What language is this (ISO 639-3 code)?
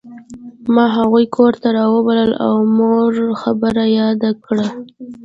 pus